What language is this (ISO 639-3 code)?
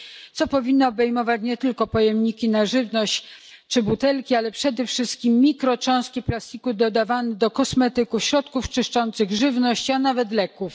pol